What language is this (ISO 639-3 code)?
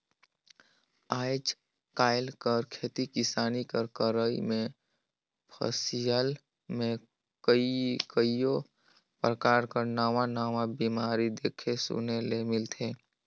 hne